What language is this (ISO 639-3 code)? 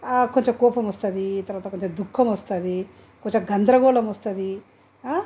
tel